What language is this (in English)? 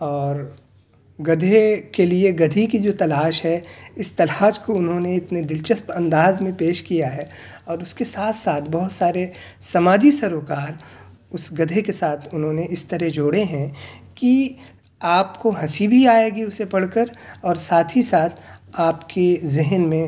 Urdu